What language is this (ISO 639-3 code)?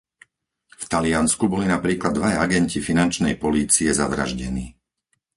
slk